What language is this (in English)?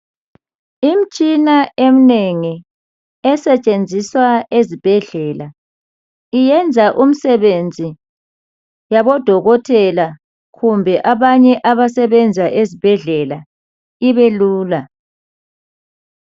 North Ndebele